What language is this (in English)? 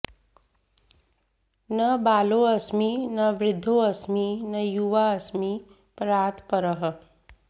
Sanskrit